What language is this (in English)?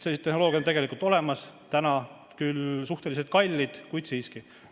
Estonian